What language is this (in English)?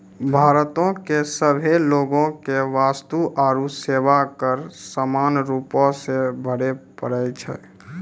Maithili